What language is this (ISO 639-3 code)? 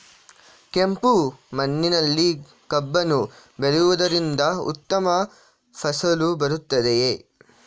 kan